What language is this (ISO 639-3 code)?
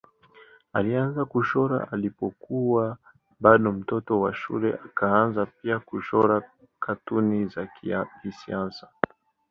swa